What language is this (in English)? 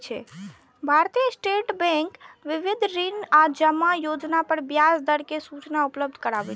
Maithili